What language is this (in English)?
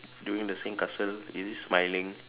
English